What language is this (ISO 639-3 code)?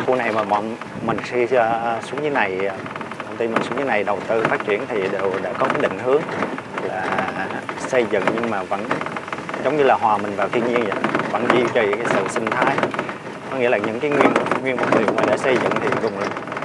vie